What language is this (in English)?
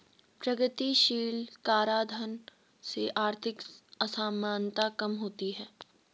Hindi